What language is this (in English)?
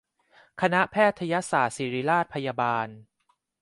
Thai